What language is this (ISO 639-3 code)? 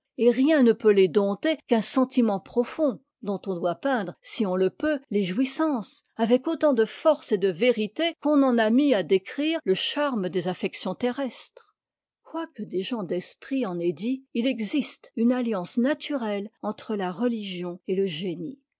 fra